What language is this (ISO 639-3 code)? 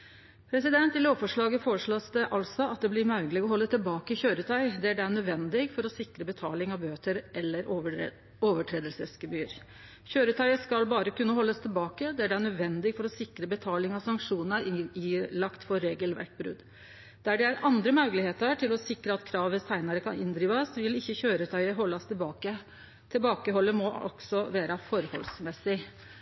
nno